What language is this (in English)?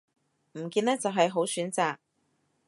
Cantonese